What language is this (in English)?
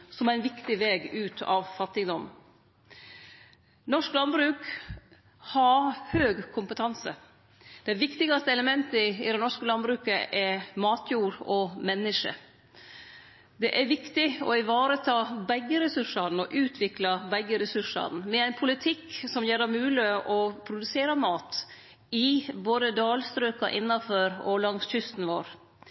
Norwegian Nynorsk